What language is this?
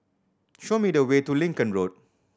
English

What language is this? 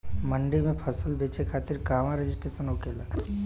Bhojpuri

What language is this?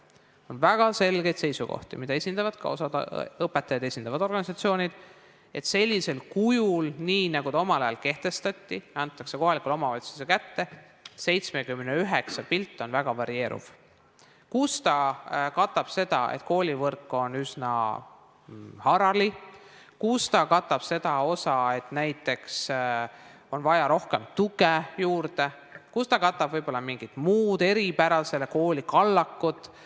Estonian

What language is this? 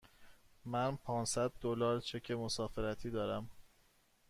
Persian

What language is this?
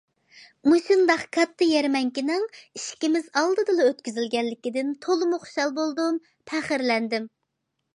Uyghur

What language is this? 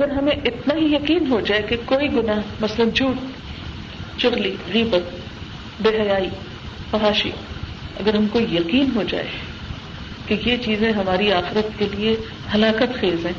Urdu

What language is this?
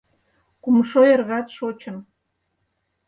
Mari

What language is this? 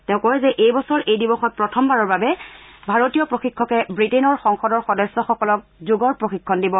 Assamese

